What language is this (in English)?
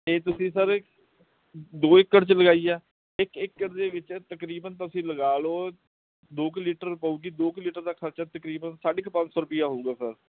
Punjabi